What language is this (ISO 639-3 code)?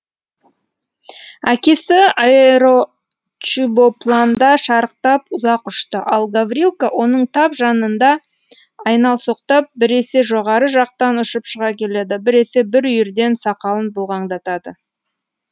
kaz